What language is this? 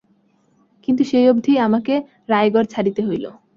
Bangla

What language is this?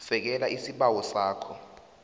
South Ndebele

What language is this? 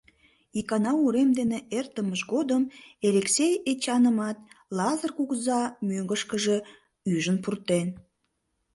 Mari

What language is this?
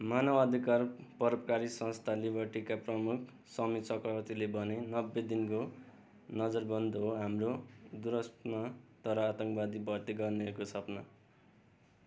Nepali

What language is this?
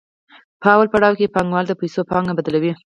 Pashto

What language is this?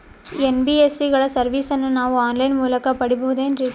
Kannada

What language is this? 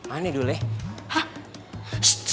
Indonesian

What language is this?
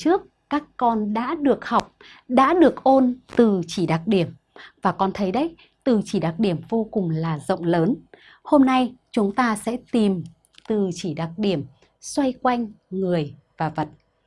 Vietnamese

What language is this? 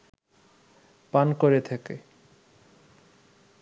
Bangla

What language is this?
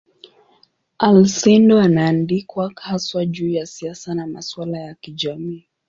Swahili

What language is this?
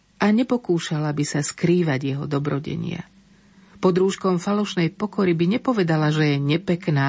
Slovak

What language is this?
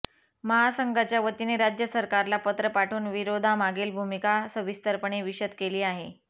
Marathi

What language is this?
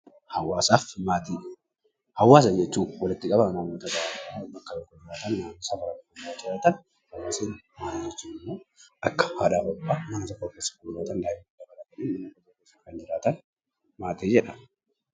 Oromo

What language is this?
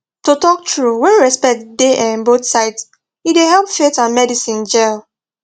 Nigerian Pidgin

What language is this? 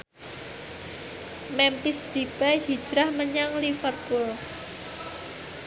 Javanese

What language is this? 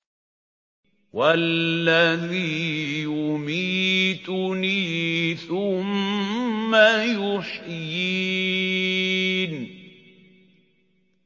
Arabic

